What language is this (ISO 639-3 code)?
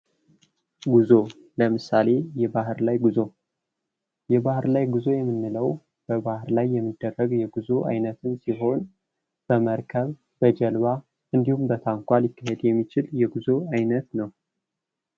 amh